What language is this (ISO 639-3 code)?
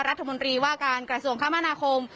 tha